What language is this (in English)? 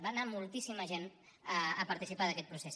Catalan